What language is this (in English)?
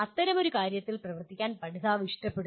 Malayalam